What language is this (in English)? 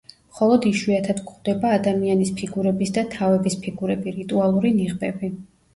Georgian